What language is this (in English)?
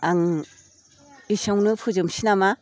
Bodo